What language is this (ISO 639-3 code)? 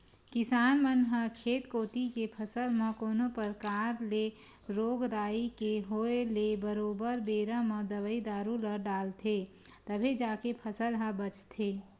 hne